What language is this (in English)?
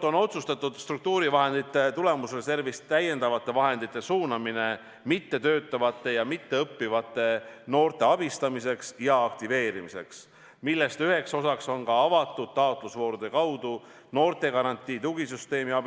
Estonian